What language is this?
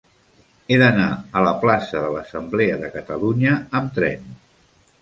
Catalan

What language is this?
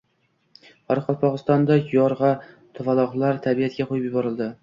Uzbek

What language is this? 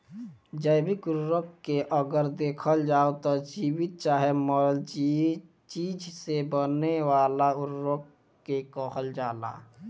Bhojpuri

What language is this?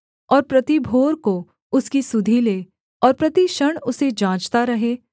Hindi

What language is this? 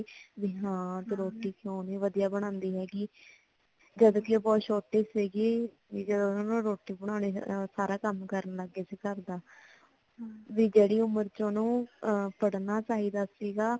Punjabi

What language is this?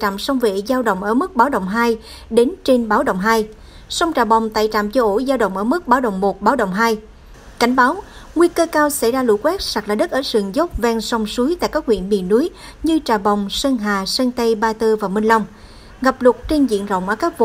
Vietnamese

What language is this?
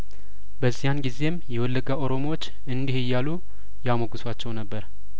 Amharic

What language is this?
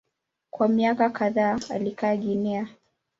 Swahili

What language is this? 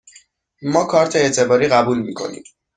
Persian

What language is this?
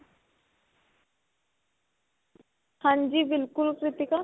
Punjabi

